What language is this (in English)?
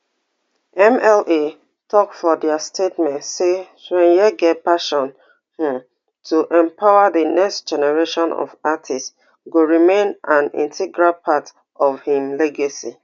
Nigerian Pidgin